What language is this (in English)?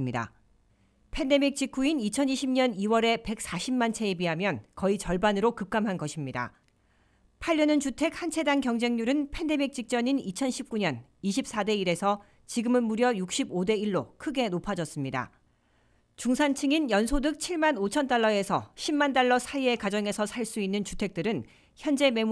Korean